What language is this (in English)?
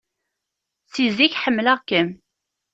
Kabyle